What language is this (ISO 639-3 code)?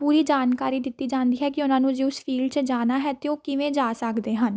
pan